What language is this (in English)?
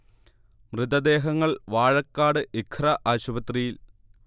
Malayalam